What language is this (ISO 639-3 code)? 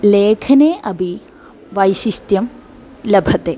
san